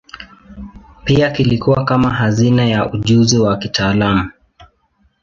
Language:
Swahili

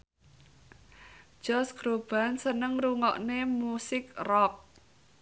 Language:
Javanese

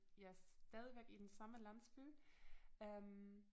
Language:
Danish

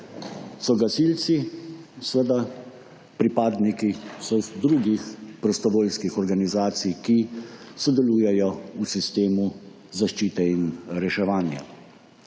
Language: Slovenian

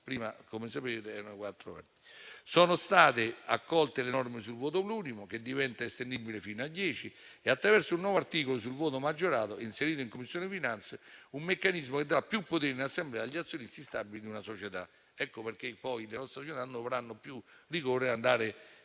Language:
Italian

